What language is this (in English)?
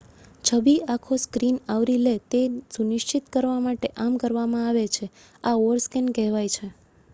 Gujarati